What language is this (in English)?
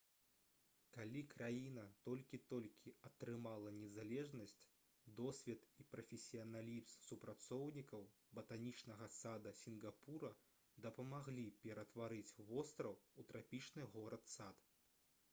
Belarusian